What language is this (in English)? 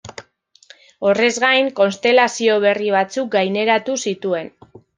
Basque